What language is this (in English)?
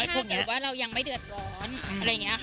Thai